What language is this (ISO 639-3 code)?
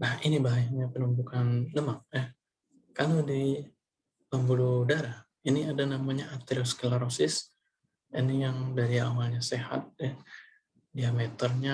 ind